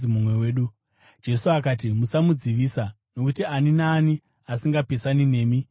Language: Shona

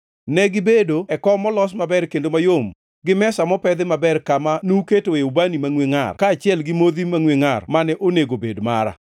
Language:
Luo (Kenya and Tanzania)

